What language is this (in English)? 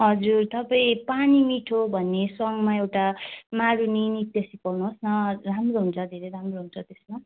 Nepali